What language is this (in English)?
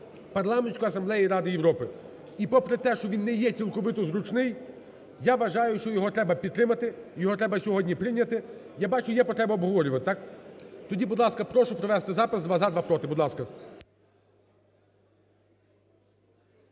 Ukrainian